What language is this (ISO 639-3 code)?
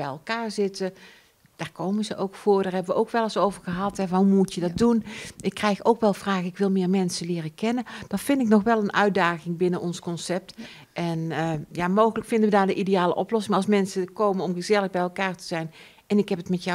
nld